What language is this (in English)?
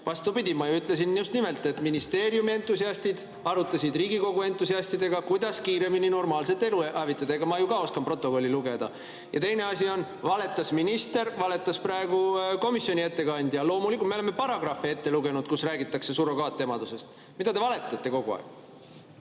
Estonian